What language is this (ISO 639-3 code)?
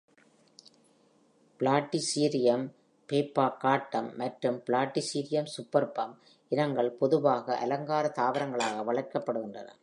tam